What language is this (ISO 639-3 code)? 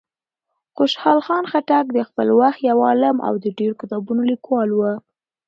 pus